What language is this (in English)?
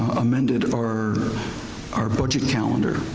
English